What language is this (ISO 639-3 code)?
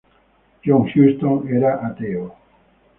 ita